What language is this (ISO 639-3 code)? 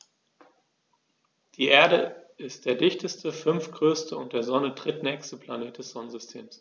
deu